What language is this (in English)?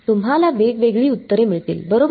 Marathi